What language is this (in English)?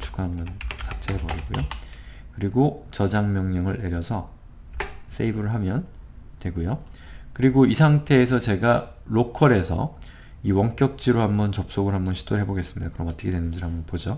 Korean